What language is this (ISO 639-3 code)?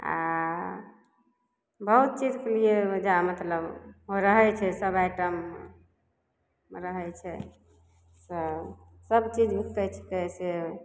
mai